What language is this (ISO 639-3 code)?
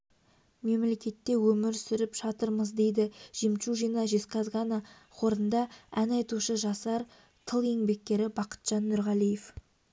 kaz